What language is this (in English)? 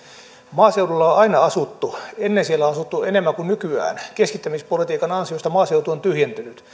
Finnish